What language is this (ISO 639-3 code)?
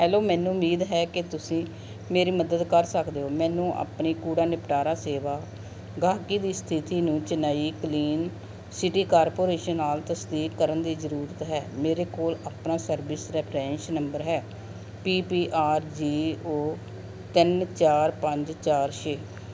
pan